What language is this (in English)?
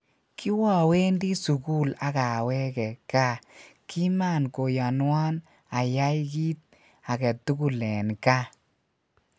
Kalenjin